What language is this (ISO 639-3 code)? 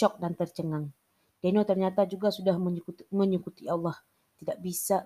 msa